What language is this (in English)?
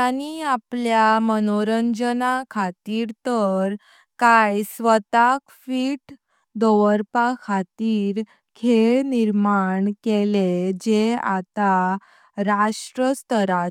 Konkani